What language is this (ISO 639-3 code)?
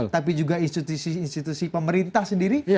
ind